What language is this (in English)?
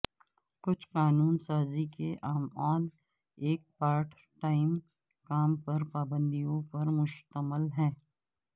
Urdu